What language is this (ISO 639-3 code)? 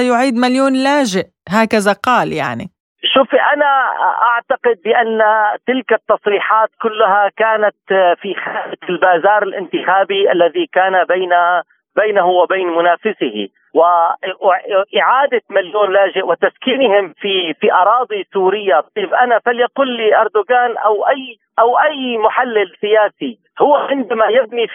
ara